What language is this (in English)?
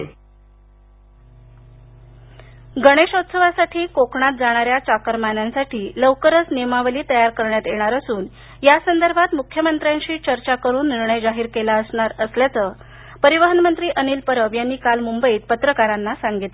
Marathi